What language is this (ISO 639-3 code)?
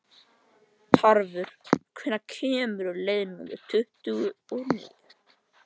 isl